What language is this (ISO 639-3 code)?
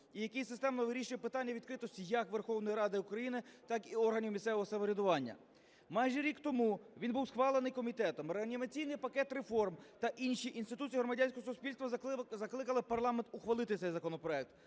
ukr